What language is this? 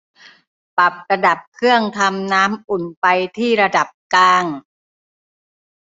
Thai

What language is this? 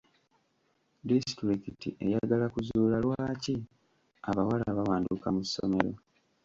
Ganda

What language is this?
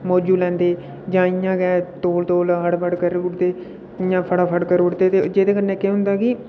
Dogri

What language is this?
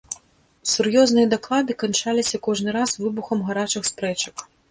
Belarusian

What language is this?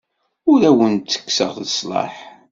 Kabyle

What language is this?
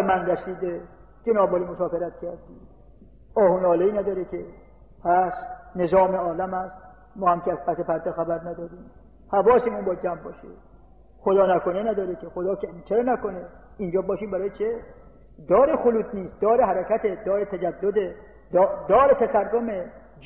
Persian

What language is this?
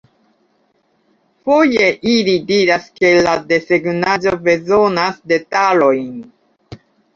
Esperanto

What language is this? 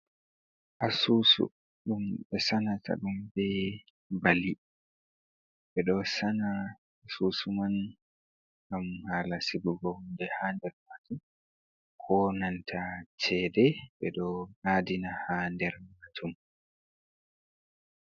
Fula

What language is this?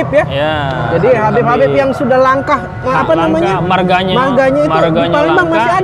Indonesian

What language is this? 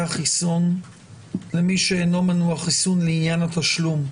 Hebrew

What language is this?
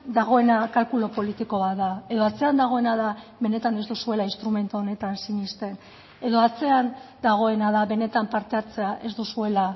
Basque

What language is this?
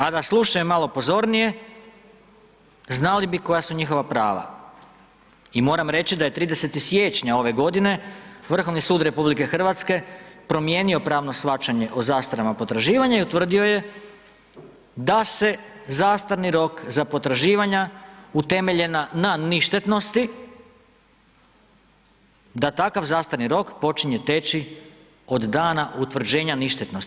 Croatian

